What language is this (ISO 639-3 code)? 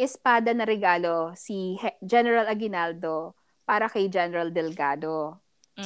fil